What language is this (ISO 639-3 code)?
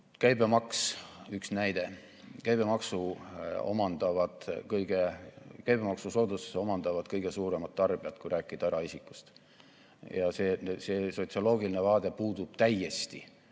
est